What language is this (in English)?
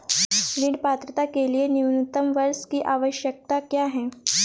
Hindi